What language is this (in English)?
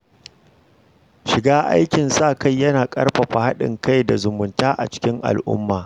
Hausa